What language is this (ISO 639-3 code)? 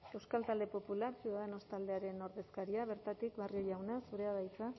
eus